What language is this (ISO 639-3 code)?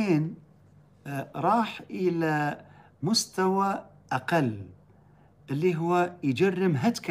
ara